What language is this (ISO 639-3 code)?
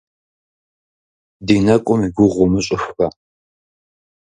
kbd